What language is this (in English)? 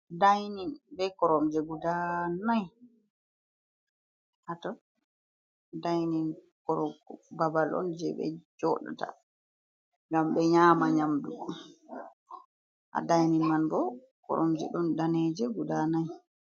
Fula